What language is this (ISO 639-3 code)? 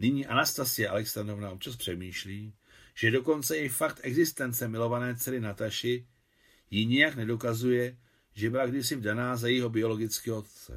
ces